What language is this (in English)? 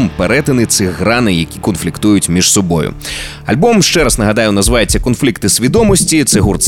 Ukrainian